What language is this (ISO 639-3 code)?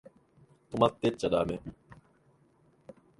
jpn